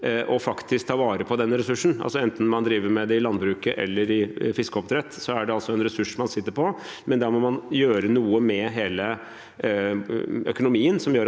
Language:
Norwegian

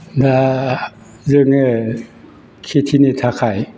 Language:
Bodo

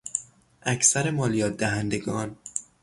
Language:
Persian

